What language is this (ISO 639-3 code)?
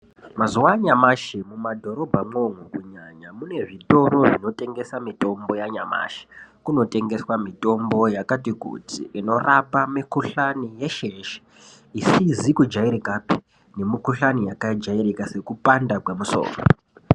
ndc